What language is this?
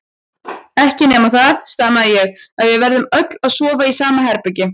Icelandic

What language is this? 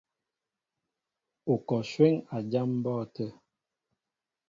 Mbo (Cameroon)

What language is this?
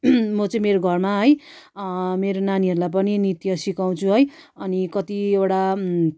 Nepali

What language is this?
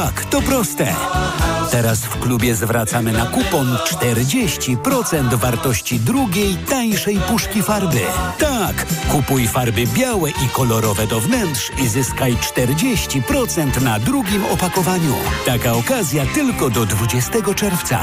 Polish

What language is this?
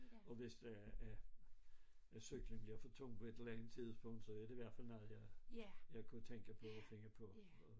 Danish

